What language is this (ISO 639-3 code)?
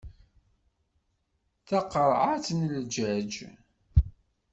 kab